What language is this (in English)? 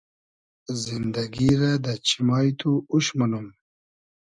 Hazaragi